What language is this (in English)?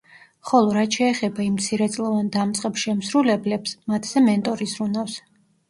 Georgian